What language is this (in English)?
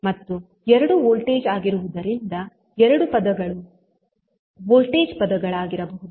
Kannada